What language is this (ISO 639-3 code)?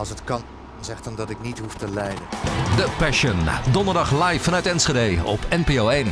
nld